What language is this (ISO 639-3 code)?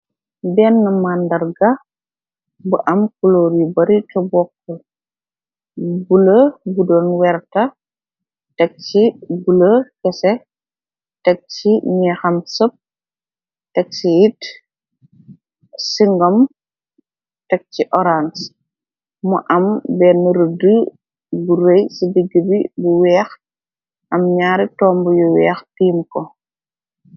wol